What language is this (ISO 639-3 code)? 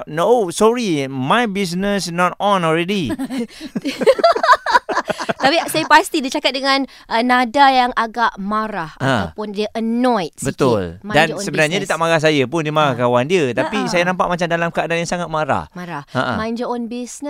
msa